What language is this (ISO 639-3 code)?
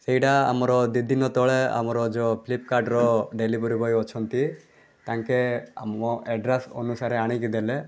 ori